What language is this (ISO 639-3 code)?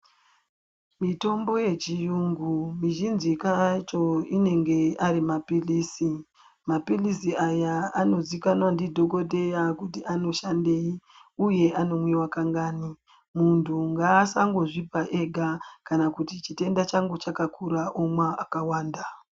ndc